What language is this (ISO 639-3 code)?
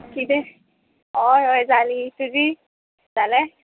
kok